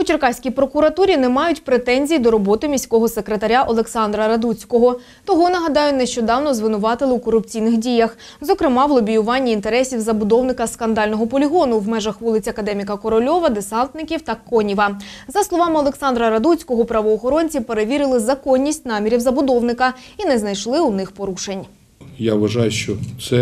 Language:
Ukrainian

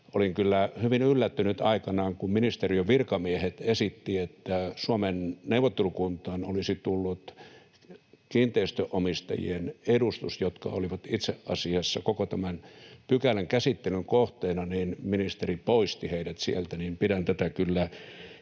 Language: Finnish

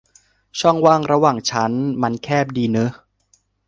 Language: Thai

